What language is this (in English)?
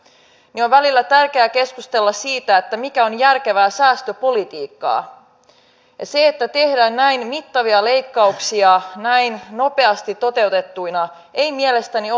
Finnish